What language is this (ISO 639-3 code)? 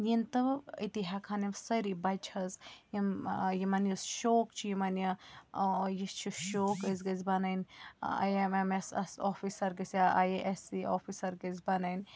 kas